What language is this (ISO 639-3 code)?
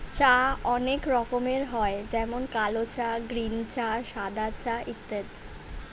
ben